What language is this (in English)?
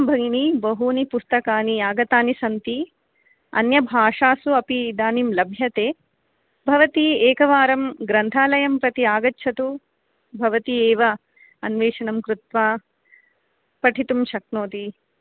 Sanskrit